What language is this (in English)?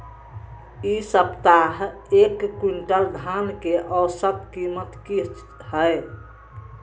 Maithili